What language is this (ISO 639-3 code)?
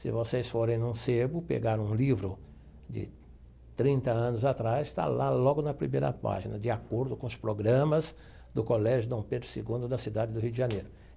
por